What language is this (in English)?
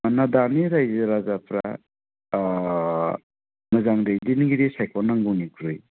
Bodo